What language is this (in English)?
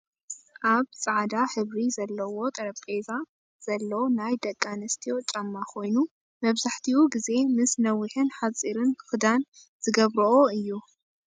Tigrinya